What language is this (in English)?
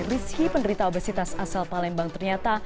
Indonesian